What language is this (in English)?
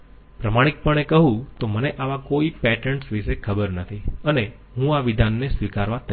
Gujarati